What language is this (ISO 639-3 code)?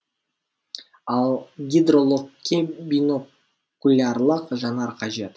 kaz